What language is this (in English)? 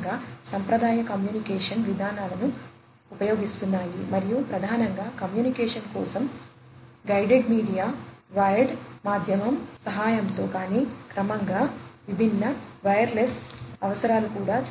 Telugu